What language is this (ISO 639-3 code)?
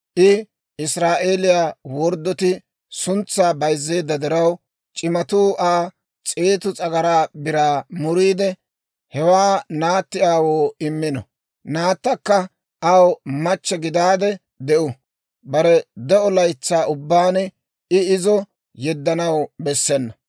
dwr